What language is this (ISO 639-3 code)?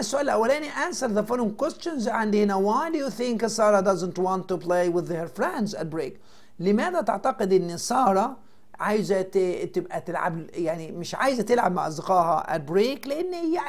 ara